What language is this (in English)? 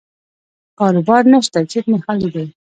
Pashto